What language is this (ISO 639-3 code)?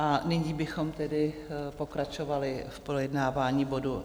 ces